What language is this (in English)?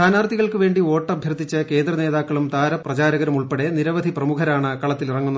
Malayalam